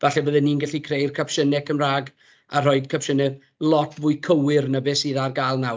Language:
Welsh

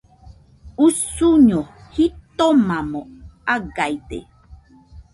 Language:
Nüpode Huitoto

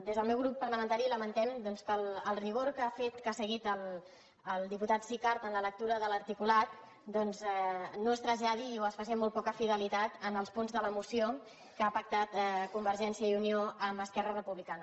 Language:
Catalan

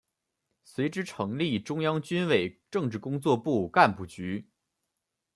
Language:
Chinese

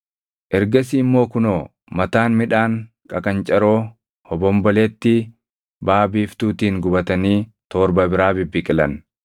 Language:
Oromo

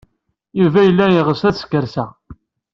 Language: Kabyle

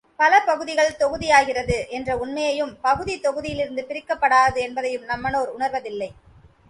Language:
Tamil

